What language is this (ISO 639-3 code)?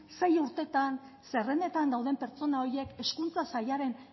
eus